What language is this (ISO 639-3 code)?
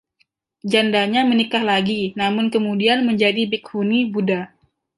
ind